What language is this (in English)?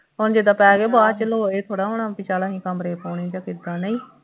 Punjabi